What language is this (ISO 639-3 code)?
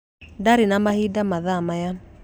kik